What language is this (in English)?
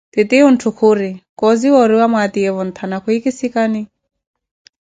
Koti